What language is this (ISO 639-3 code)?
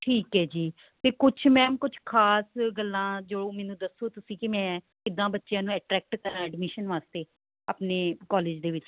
pan